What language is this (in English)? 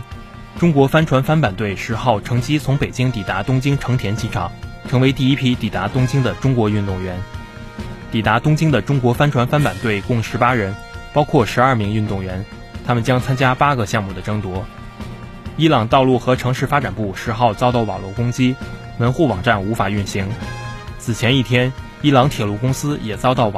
Chinese